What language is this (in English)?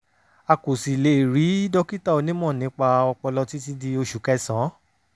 Yoruba